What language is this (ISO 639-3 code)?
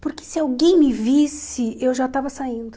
por